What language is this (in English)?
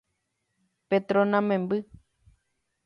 Guarani